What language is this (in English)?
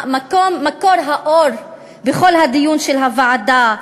Hebrew